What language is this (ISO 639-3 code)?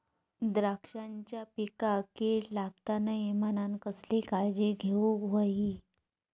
mar